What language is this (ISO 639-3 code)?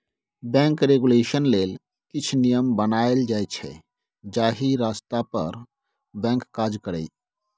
mai